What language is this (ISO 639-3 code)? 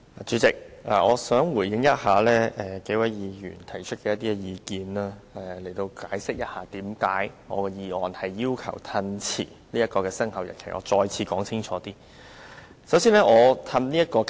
yue